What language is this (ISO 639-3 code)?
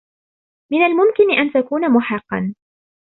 ara